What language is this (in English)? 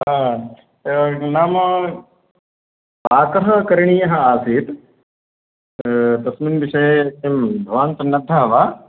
Sanskrit